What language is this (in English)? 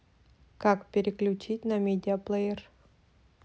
Russian